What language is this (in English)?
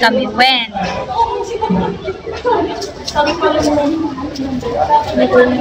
Filipino